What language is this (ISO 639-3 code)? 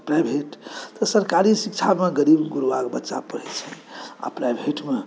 mai